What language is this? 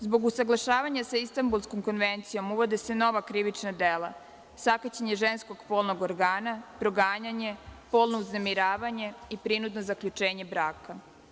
Serbian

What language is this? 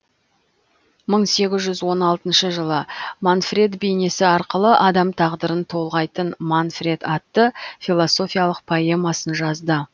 Kazakh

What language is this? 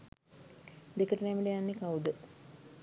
Sinhala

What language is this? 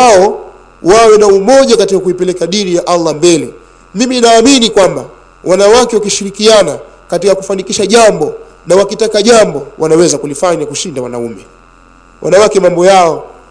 Swahili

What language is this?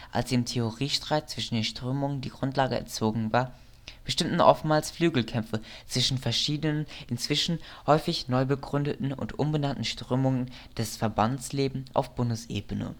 German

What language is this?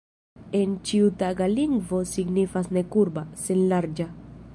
Esperanto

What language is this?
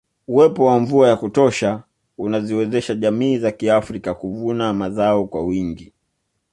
Swahili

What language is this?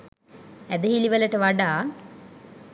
Sinhala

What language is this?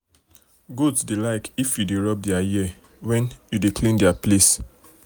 Nigerian Pidgin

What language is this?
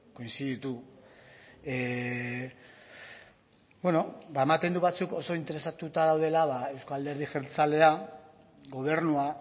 Basque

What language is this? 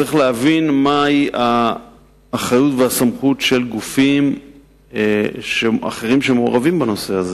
Hebrew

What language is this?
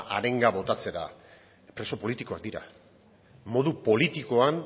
Basque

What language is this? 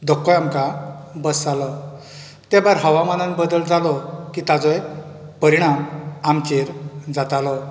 Konkani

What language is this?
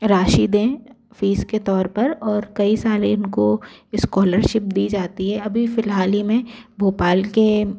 Hindi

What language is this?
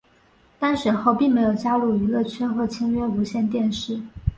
Chinese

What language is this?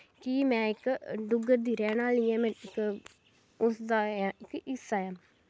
Dogri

